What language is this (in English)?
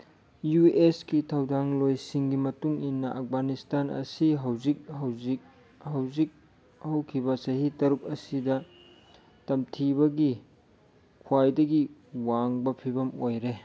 Manipuri